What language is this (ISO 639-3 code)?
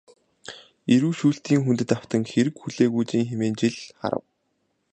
mon